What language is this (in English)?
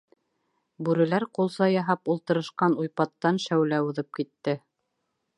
Bashkir